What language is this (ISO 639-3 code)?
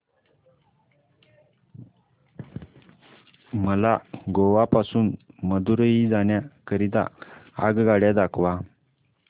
mar